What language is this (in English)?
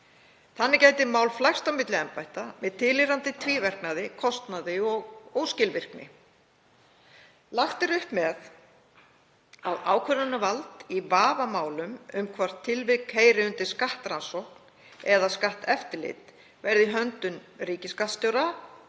Icelandic